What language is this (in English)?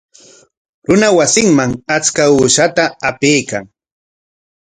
Corongo Ancash Quechua